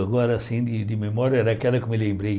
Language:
Portuguese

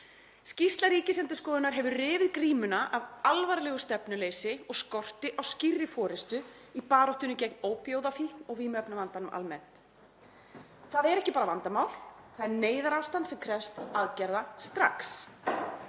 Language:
Icelandic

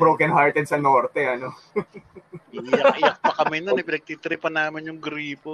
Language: Filipino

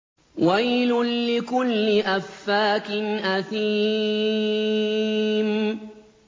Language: Arabic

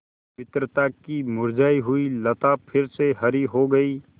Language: Hindi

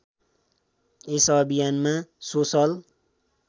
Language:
Nepali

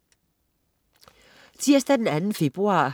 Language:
Danish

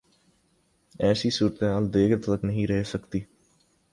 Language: Urdu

